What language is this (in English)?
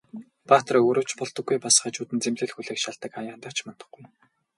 Mongolian